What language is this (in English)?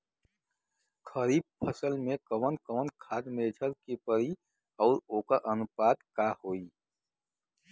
Bhojpuri